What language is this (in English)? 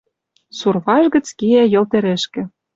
Western Mari